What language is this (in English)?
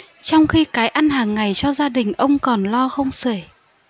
Vietnamese